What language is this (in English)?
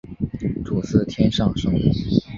Chinese